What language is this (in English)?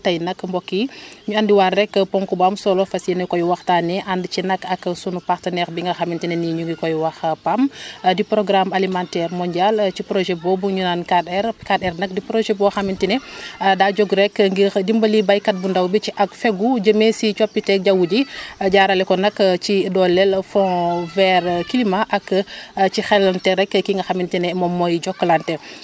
Wolof